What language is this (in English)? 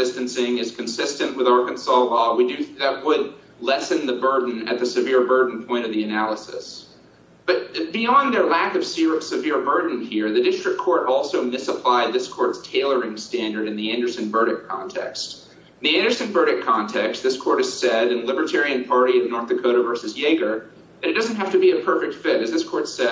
English